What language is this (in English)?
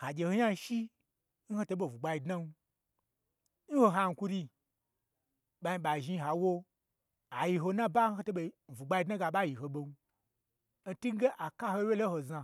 Gbagyi